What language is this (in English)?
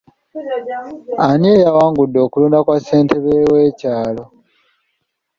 Ganda